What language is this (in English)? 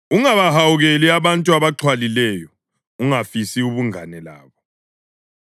North Ndebele